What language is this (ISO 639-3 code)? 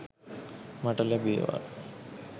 sin